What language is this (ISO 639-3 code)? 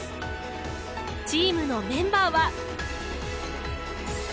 jpn